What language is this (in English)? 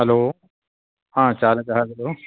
Sanskrit